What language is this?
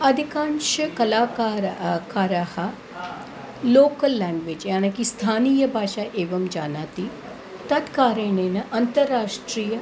Sanskrit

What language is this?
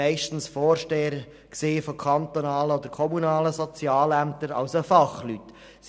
Swiss German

